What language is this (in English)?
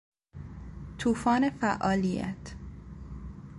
Persian